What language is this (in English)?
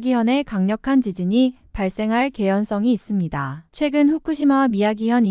Korean